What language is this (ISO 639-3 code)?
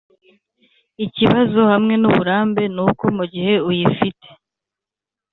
kin